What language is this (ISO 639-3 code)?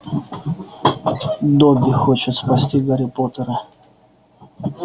rus